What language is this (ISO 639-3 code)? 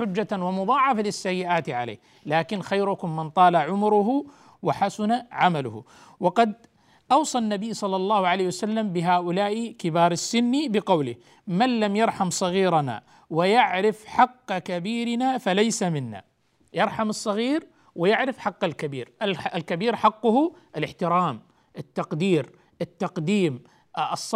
ara